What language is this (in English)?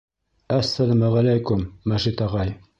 Bashkir